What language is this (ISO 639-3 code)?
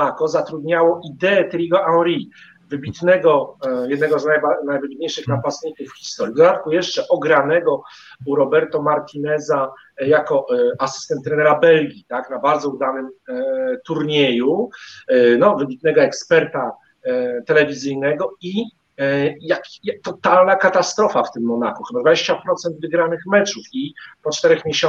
pol